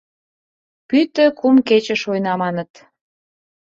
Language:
Mari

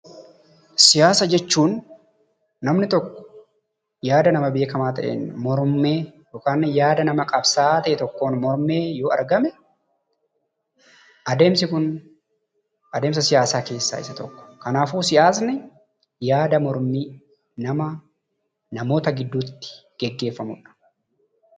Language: Oromo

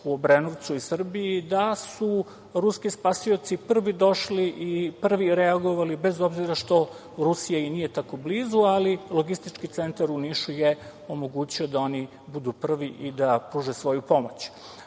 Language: Serbian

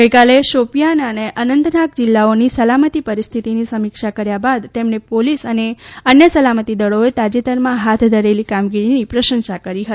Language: Gujarati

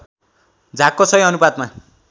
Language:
Nepali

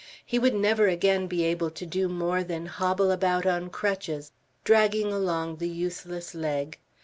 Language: English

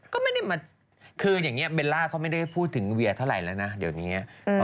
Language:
Thai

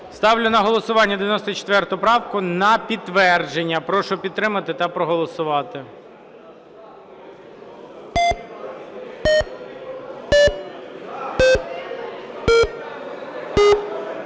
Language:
Ukrainian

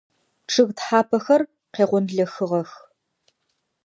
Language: Adyghe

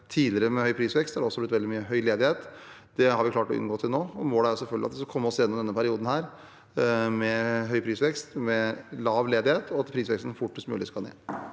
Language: Norwegian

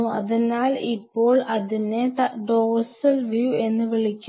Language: Malayalam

